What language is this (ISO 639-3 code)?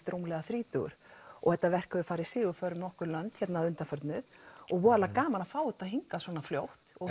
isl